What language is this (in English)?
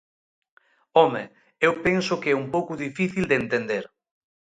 Galician